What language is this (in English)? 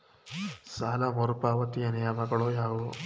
Kannada